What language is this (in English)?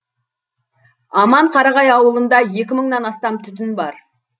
Kazakh